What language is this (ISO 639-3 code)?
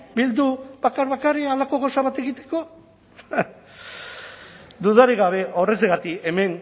eus